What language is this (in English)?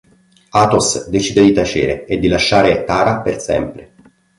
Italian